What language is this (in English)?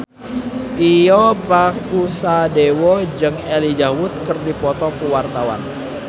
Sundanese